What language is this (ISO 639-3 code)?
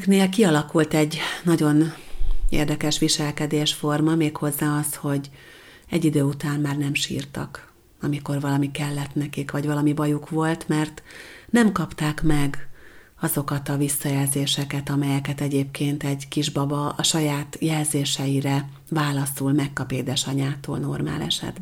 hun